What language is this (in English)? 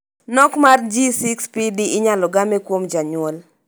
Luo (Kenya and Tanzania)